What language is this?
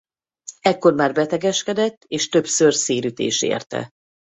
Hungarian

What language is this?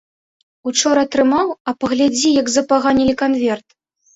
Belarusian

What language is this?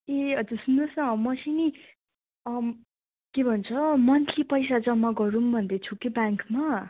Nepali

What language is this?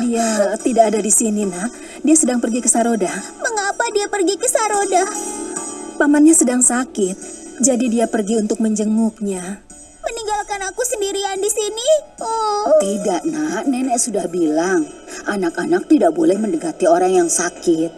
Indonesian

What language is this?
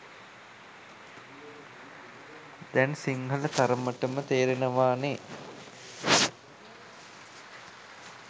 Sinhala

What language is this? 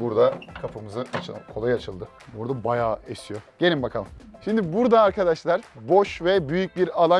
Turkish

